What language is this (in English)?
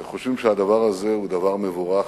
Hebrew